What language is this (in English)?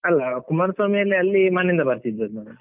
Kannada